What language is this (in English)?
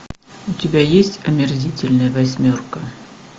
Russian